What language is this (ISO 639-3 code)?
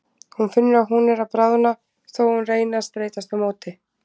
isl